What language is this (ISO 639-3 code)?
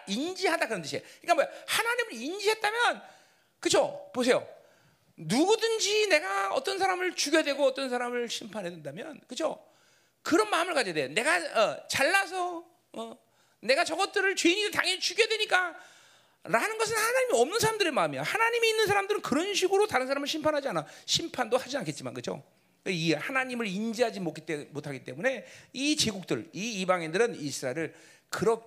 kor